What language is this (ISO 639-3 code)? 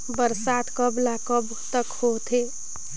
hne